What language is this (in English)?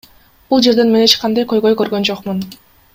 Kyrgyz